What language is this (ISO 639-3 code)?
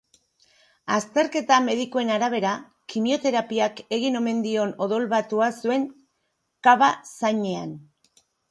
eus